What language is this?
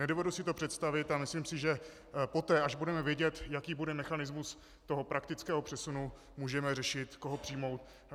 Czech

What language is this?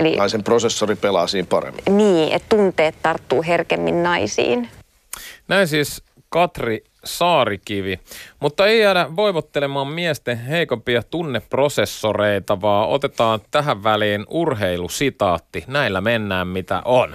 Finnish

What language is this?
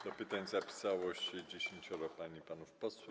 Polish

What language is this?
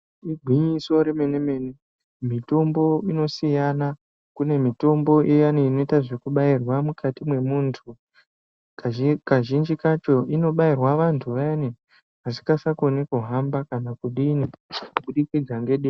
Ndau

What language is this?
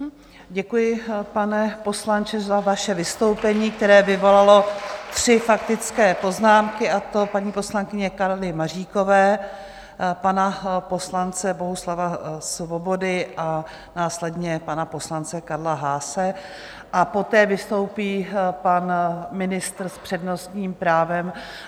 Czech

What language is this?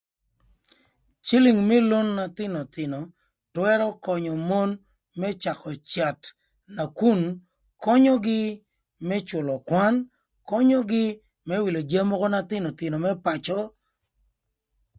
Thur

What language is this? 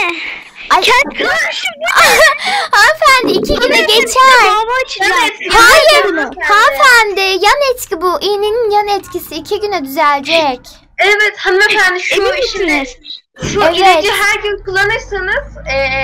Turkish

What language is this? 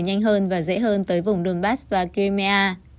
Vietnamese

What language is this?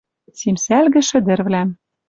Western Mari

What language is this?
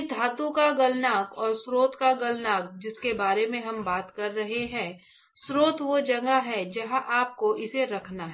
Hindi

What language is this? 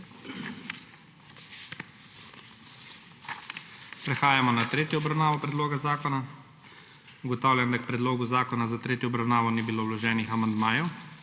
Slovenian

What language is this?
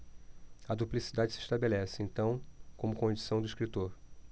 Portuguese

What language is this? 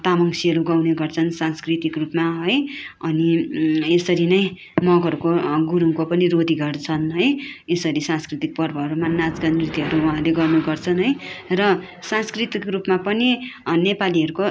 Nepali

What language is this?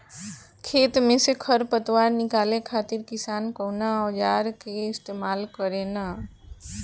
Bhojpuri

